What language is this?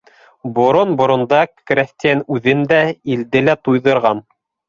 Bashkir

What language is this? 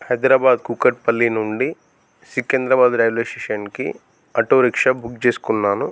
Telugu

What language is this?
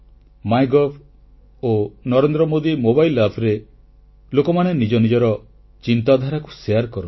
Odia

